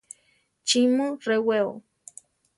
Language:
Central Tarahumara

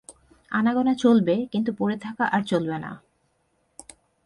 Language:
Bangla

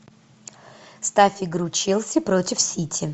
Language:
Russian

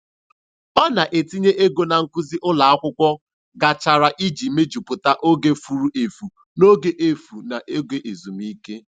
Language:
Igbo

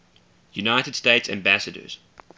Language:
English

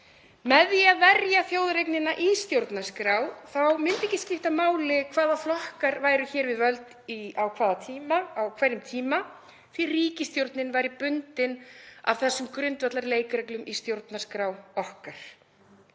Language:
Icelandic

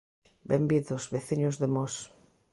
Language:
Galician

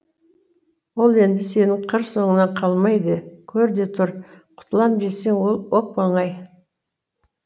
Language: Kazakh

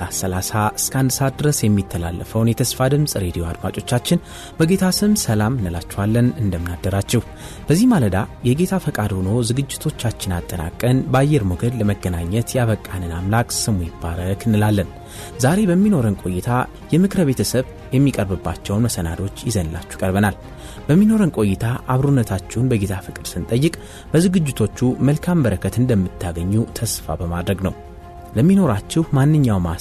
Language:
Amharic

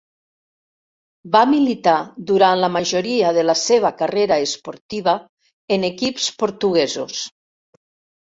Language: Catalan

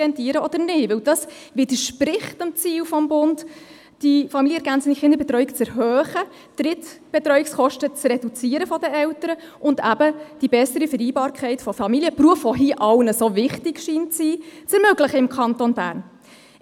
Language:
Swiss German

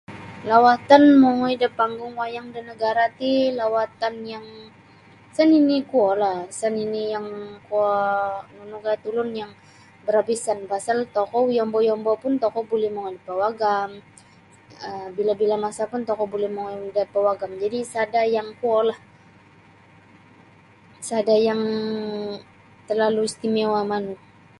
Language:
Sabah Bisaya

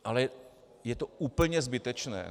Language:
Czech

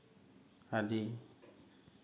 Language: Assamese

